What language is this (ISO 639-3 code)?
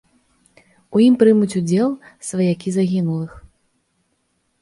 bel